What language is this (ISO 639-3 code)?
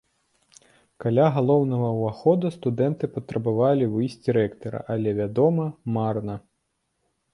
bel